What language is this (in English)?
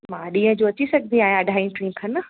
Sindhi